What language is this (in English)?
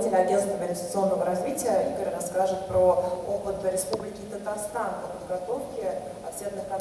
Russian